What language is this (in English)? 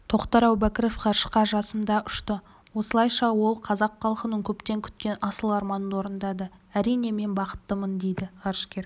Kazakh